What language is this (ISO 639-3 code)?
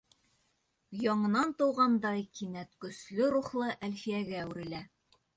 bak